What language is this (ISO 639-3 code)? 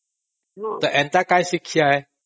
ori